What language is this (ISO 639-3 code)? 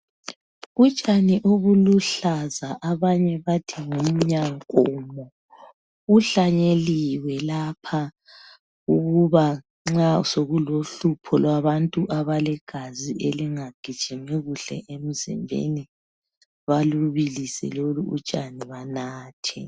nde